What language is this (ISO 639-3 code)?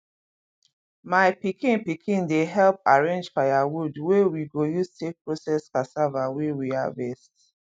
pcm